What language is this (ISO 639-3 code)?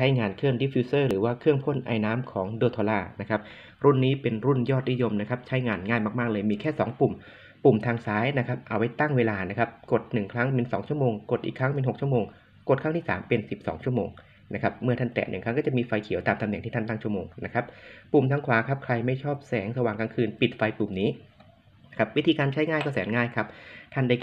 tha